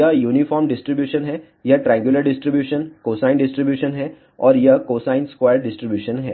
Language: Hindi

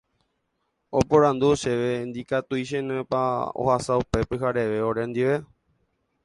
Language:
Guarani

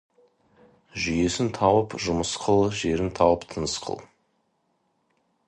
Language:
Kazakh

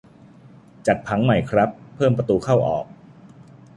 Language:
Thai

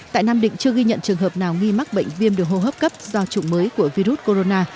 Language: Vietnamese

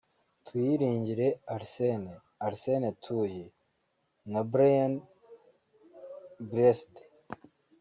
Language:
Kinyarwanda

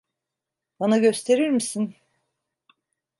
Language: Turkish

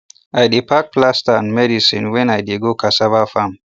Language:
Nigerian Pidgin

